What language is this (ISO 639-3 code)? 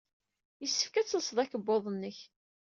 kab